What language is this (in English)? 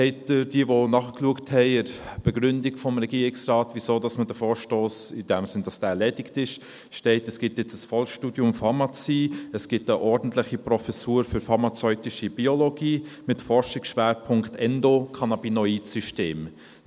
Swiss German